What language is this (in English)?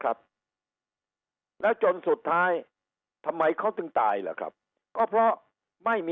Thai